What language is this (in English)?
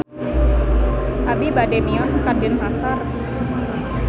Sundanese